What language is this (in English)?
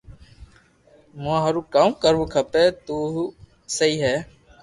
Loarki